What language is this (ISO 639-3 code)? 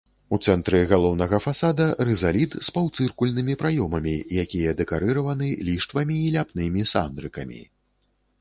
bel